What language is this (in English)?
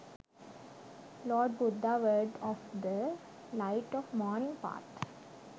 Sinhala